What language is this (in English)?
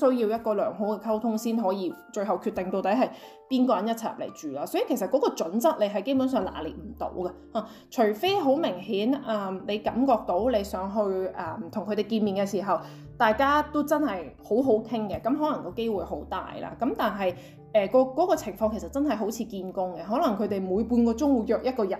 Chinese